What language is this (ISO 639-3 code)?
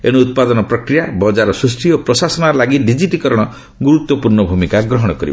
ori